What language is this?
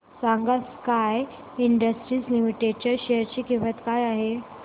Marathi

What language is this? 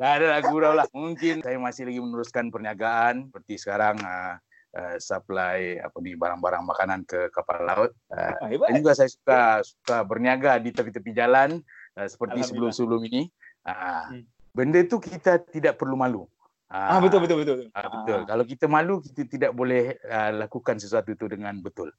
Malay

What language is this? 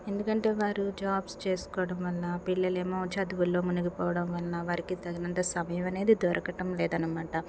Telugu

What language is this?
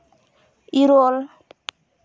Santali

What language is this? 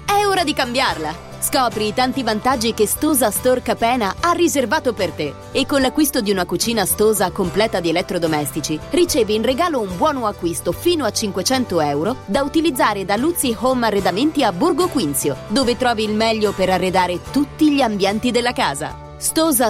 Italian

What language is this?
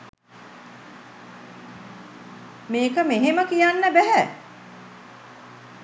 Sinhala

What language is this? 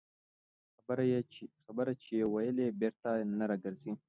Pashto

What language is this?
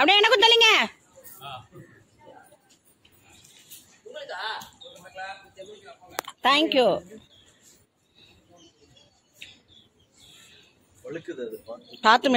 Arabic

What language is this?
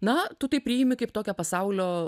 Lithuanian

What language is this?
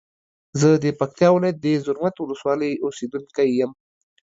Pashto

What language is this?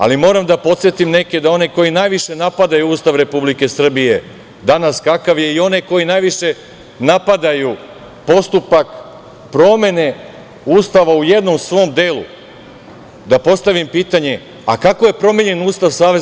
Serbian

